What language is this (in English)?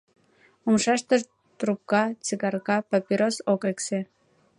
Mari